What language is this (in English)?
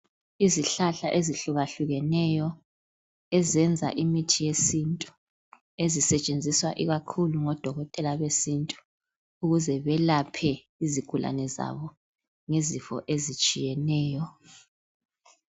North Ndebele